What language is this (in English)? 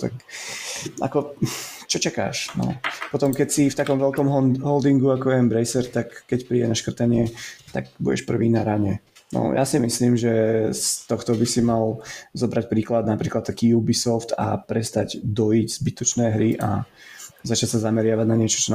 Slovak